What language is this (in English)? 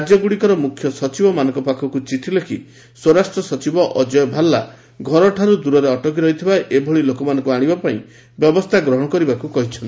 Odia